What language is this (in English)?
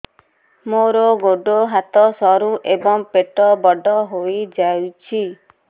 Odia